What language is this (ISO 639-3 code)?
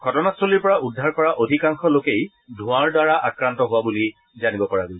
asm